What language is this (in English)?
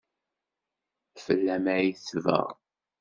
Kabyle